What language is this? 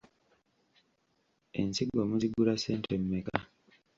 Ganda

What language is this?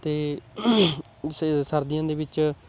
Punjabi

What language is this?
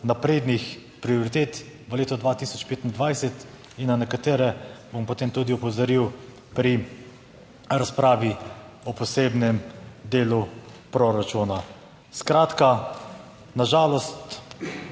Slovenian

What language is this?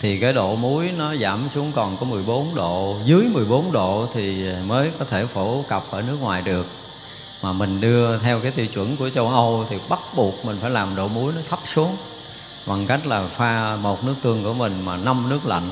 Vietnamese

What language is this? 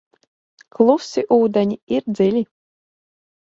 Latvian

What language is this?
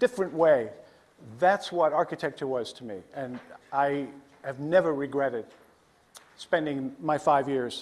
English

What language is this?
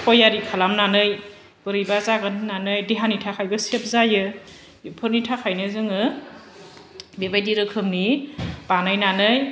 Bodo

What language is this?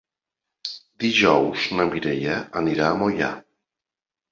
Catalan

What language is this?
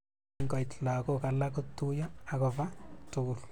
Kalenjin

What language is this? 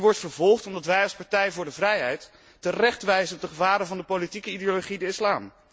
Dutch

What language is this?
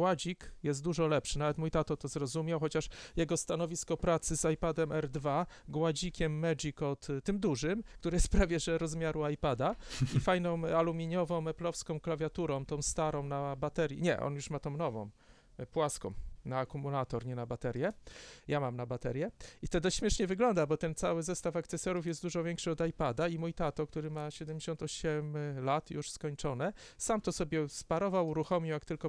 Polish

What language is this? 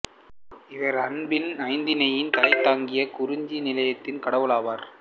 Tamil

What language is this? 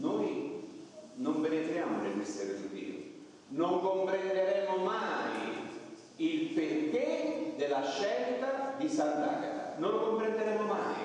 Italian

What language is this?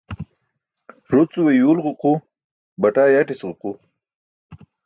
Burushaski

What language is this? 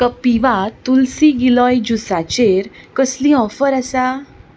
Konkani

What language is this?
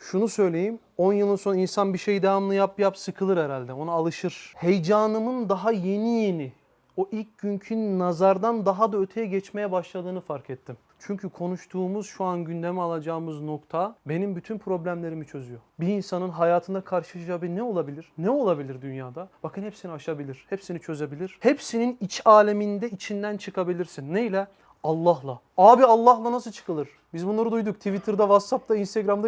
Turkish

